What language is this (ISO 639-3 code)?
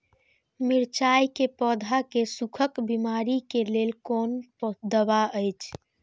mai